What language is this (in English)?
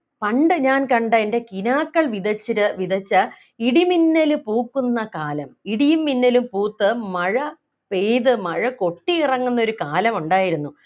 Malayalam